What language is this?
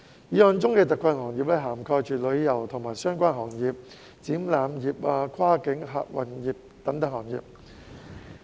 Cantonese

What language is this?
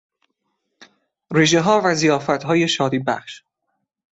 Persian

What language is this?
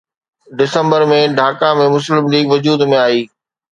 Sindhi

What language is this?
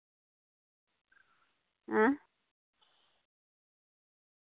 Santali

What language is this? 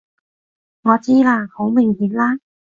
Cantonese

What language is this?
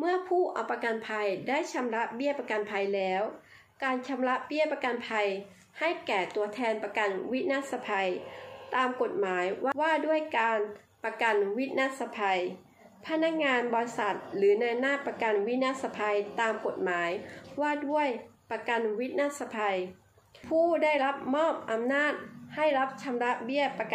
Thai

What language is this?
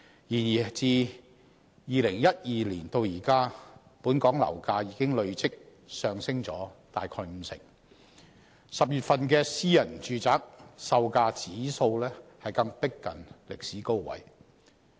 Cantonese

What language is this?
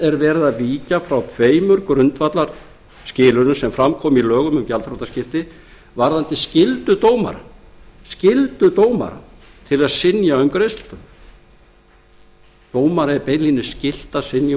Icelandic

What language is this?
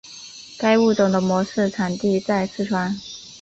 Chinese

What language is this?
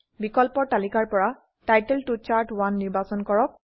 Assamese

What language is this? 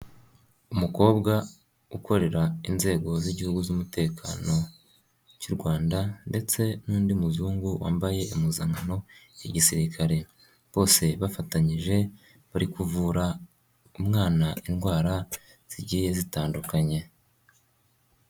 Kinyarwanda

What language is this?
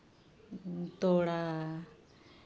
Santali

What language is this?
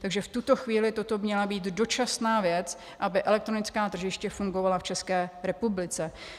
Czech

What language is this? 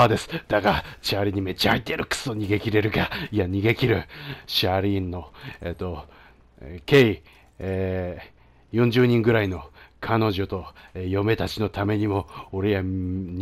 Japanese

